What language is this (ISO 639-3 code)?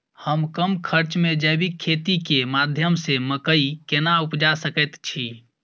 mai